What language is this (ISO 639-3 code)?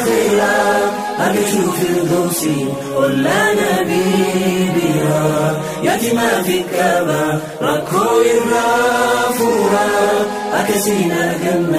ara